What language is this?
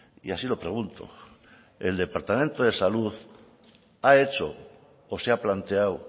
Spanish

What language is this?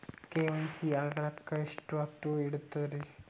Kannada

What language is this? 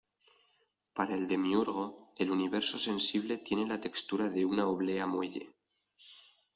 Spanish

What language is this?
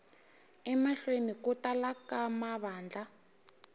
Tsonga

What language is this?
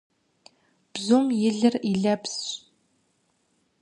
Kabardian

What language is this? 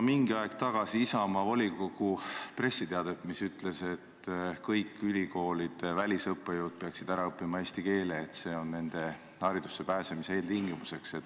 Estonian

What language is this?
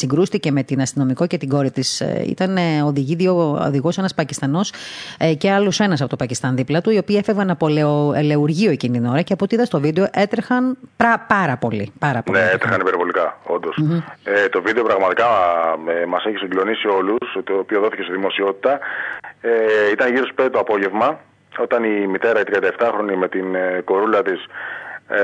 Greek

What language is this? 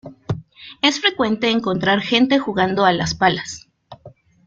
Spanish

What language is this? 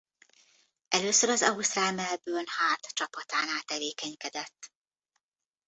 Hungarian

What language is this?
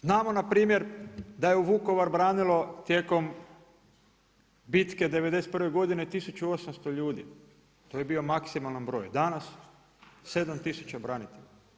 Croatian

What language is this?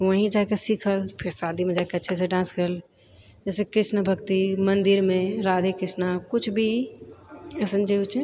Maithili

